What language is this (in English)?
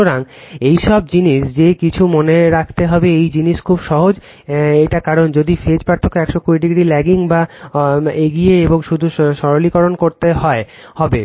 Bangla